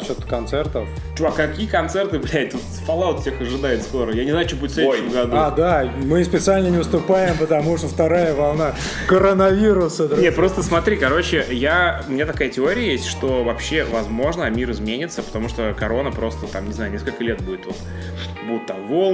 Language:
Russian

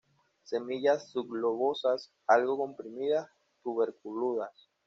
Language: Spanish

